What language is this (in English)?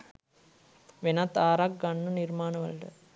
Sinhala